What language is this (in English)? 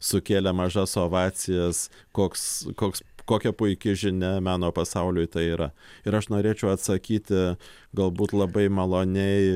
Lithuanian